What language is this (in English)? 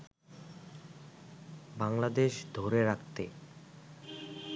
Bangla